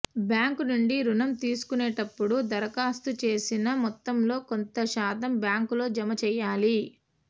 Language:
Telugu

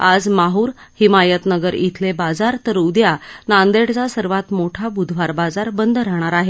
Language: Marathi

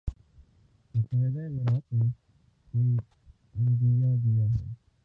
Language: Urdu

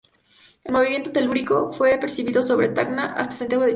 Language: Spanish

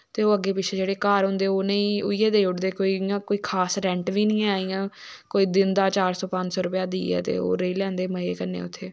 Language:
Dogri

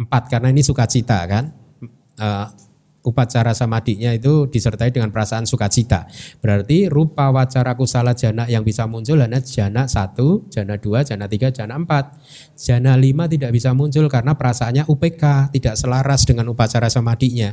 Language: Indonesian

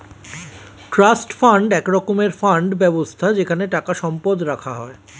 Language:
Bangla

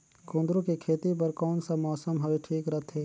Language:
Chhattisgarhi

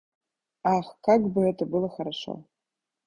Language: Russian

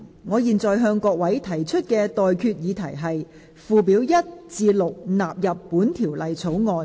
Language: Cantonese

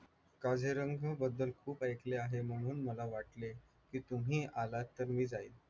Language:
Marathi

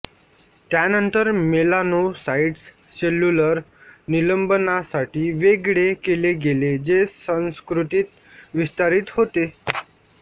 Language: Marathi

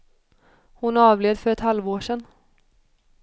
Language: Swedish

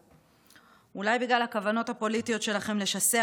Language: Hebrew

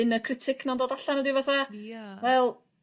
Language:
Welsh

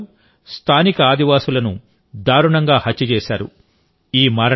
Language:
Telugu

